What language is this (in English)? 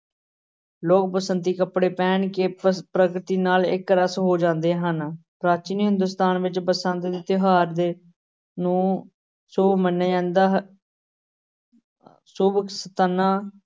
Punjabi